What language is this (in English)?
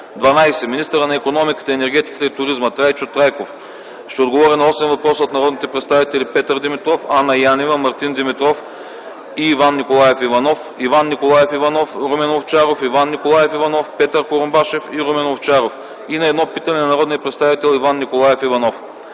Bulgarian